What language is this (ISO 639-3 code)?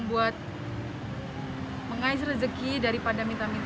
ind